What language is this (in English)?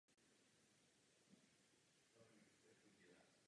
Czech